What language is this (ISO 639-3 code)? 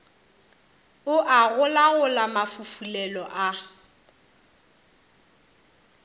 nso